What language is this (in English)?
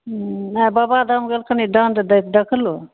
Maithili